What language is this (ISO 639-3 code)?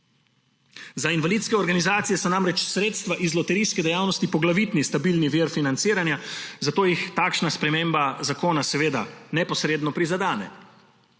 slv